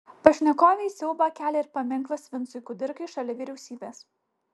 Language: Lithuanian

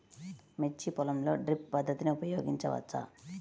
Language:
Telugu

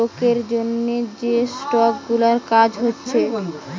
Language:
Bangla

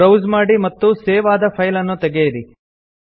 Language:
Kannada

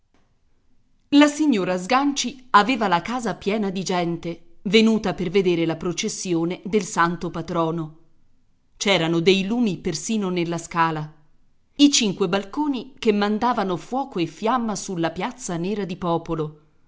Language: Italian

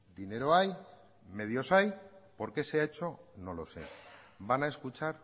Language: Spanish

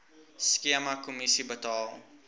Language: Afrikaans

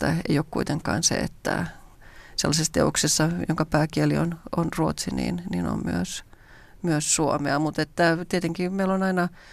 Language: Finnish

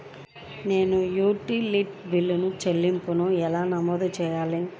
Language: Telugu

